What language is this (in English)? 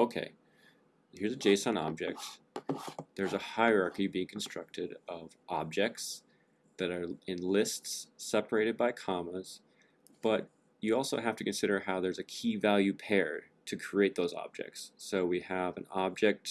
English